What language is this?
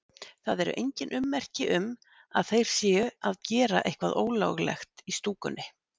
Icelandic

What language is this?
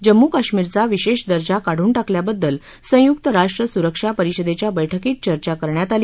Marathi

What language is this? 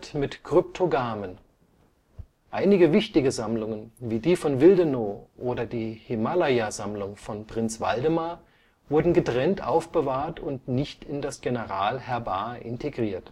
German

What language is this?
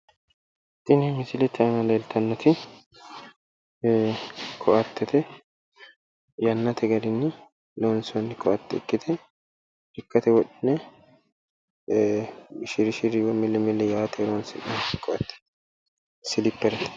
Sidamo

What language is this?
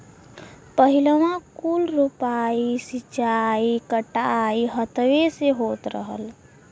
Bhojpuri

